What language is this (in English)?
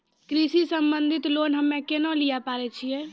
Maithili